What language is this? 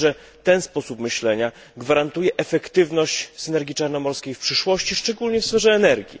Polish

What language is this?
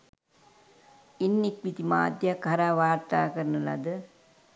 Sinhala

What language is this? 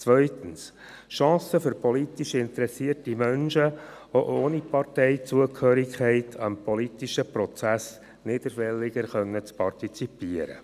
Swiss German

